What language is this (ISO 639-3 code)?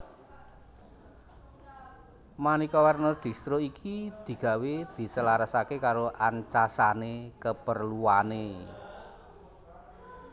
jav